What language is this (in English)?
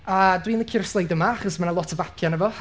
Welsh